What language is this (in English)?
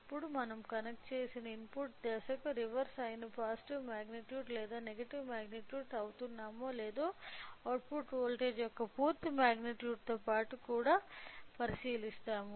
Telugu